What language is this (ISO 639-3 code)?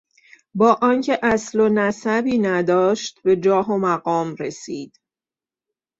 fas